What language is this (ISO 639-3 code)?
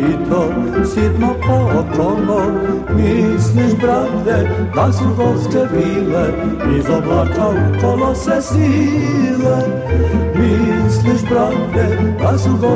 hrv